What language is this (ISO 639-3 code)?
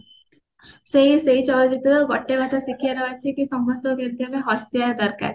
ori